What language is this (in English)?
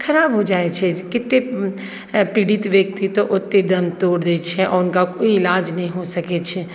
Maithili